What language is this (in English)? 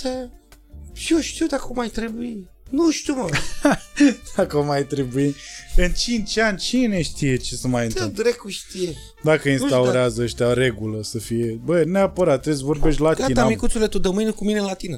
Romanian